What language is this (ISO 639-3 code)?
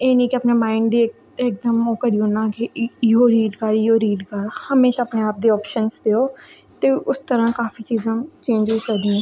doi